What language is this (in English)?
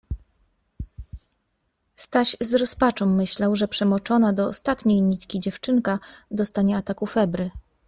Polish